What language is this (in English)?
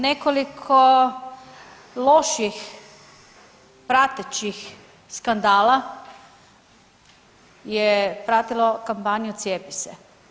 Croatian